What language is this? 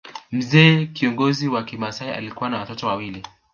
Swahili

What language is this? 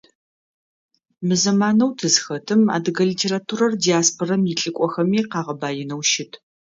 Adyghe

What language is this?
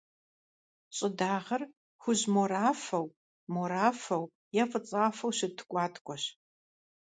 Kabardian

